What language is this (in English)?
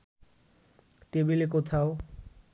Bangla